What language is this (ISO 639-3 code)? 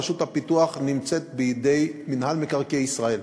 heb